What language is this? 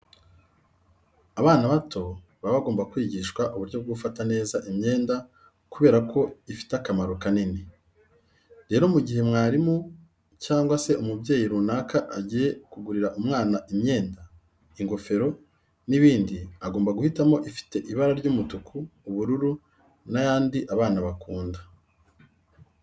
Kinyarwanda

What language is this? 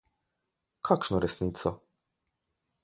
Slovenian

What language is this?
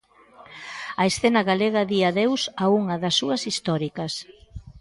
Galician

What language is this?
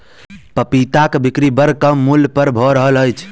Maithili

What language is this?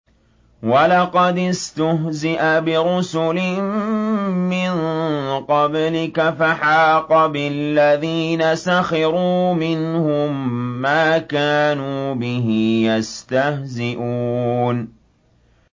Arabic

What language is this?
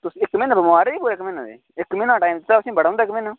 Dogri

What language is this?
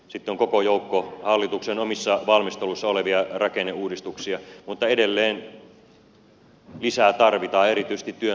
Finnish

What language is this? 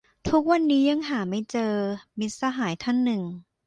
Thai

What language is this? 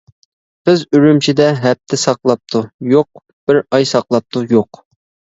Uyghur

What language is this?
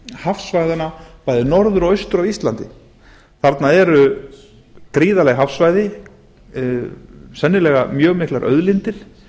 Icelandic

